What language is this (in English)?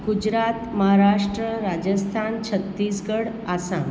Gujarati